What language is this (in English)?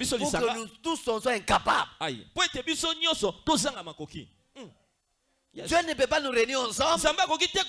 French